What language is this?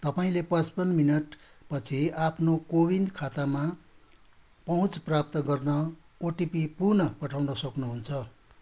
Nepali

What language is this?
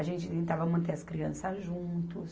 Portuguese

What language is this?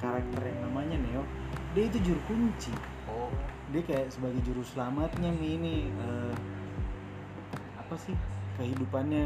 Indonesian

